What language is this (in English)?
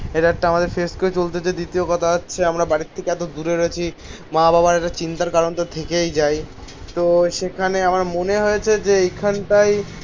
Bangla